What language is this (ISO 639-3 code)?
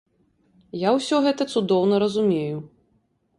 bel